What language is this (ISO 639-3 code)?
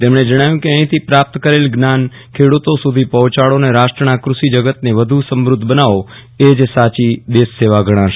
guj